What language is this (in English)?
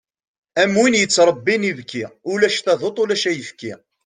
Kabyle